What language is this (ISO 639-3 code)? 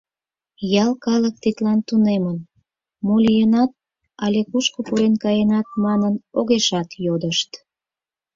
chm